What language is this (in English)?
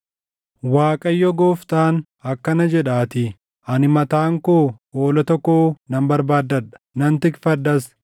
Oromo